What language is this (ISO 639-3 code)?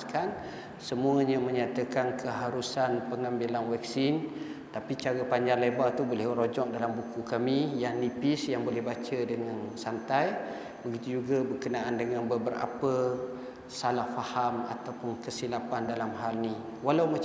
msa